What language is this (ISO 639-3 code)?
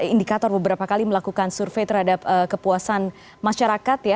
ind